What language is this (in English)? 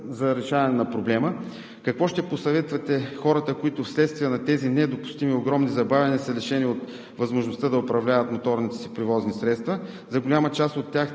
Bulgarian